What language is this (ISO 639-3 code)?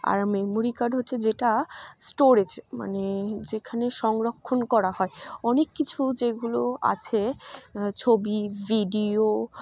ben